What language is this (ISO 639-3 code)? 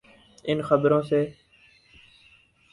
urd